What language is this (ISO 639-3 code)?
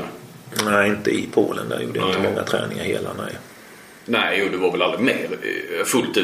swe